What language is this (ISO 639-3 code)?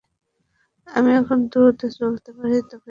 ben